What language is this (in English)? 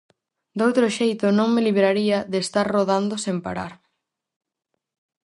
Galician